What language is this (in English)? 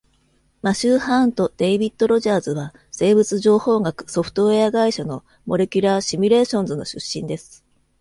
Japanese